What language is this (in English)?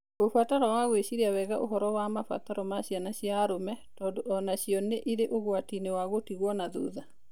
Kikuyu